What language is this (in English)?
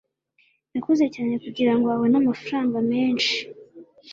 Kinyarwanda